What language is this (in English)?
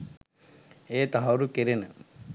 Sinhala